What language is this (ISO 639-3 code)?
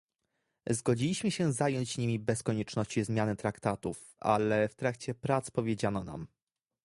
pol